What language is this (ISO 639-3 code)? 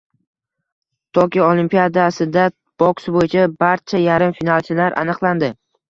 uzb